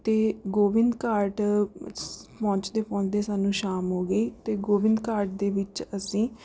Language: Punjabi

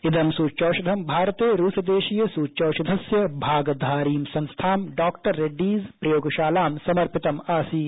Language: Sanskrit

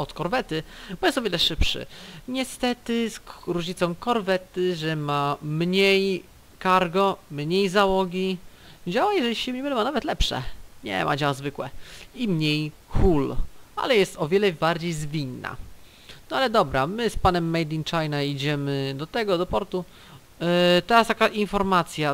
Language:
Polish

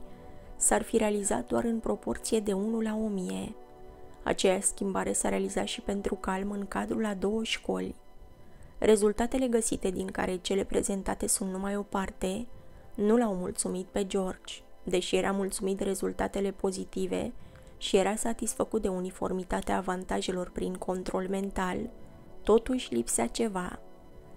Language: Romanian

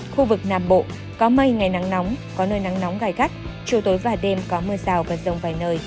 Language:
Vietnamese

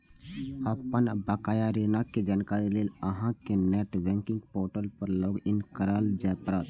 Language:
Maithili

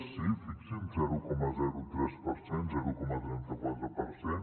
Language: Catalan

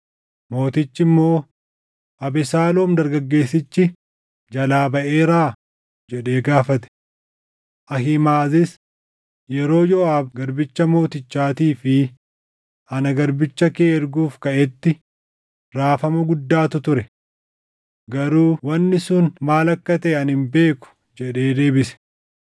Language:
Oromo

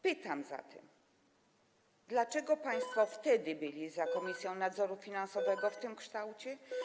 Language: Polish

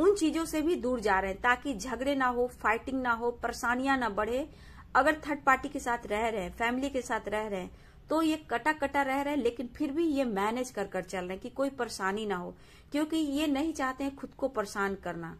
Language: Hindi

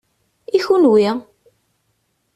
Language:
Kabyle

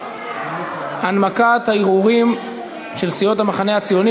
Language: Hebrew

